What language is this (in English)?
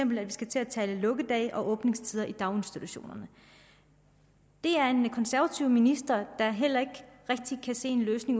Danish